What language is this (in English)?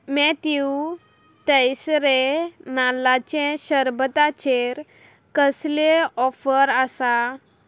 Konkani